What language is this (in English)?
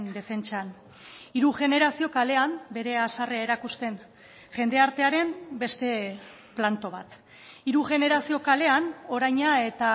Basque